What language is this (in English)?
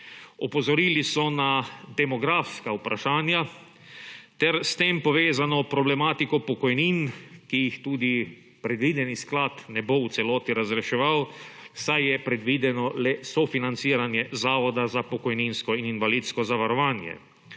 Slovenian